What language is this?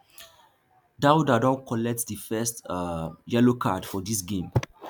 Nigerian Pidgin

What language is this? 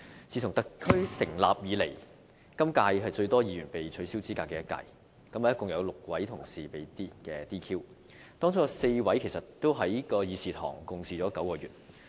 Cantonese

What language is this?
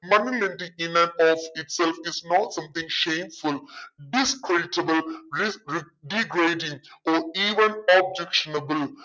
Malayalam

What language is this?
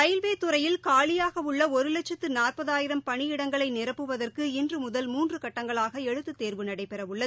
Tamil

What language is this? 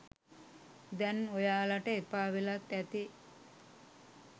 Sinhala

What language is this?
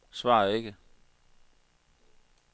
Danish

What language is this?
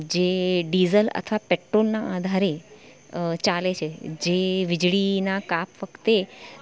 Gujarati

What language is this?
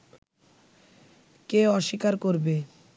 Bangla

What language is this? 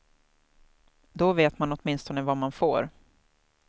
Swedish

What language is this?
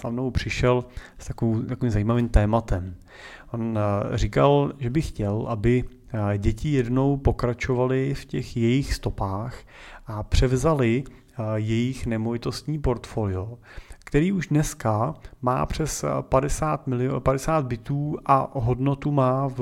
Czech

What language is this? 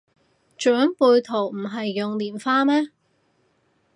Cantonese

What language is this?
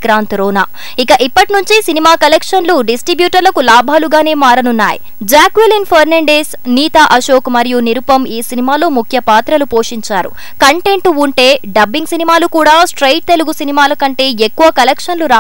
Telugu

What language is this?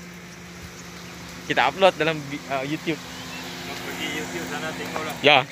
Malay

